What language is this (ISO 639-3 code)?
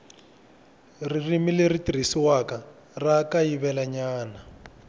tso